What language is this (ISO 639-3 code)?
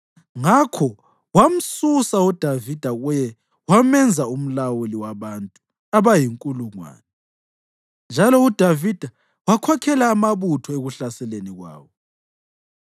nde